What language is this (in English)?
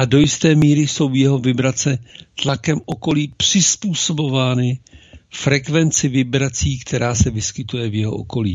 Czech